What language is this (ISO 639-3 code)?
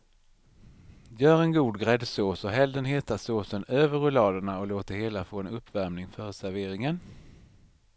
swe